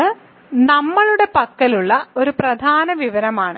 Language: Malayalam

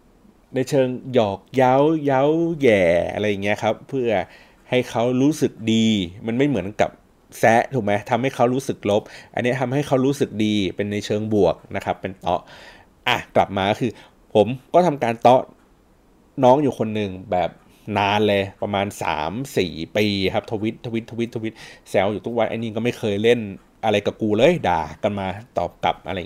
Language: Thai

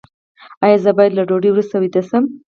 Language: Pashto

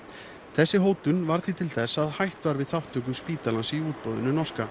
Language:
Icelandic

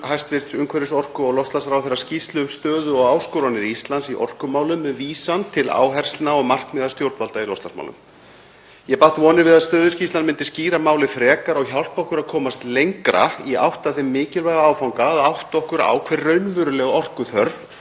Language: Icelandic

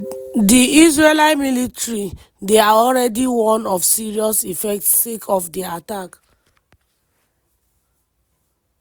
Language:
Nigerian Pidgin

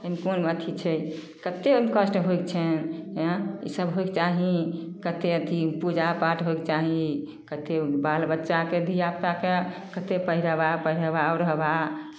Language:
Maithili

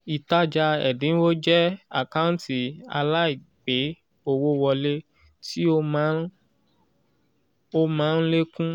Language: Yoruba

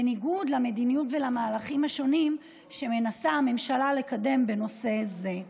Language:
Hebrew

